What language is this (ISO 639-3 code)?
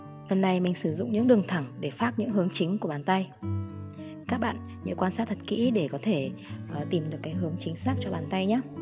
vie